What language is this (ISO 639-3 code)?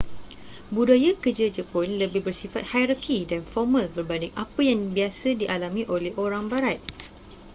msa